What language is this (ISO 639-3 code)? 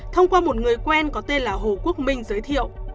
vie